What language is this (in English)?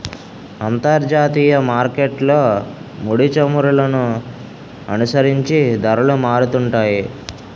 Telugu